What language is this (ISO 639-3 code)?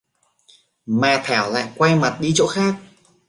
vie